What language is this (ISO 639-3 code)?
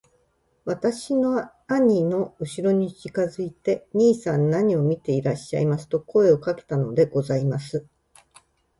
jpn